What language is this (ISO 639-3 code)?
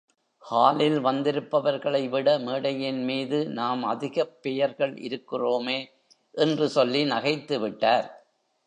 tam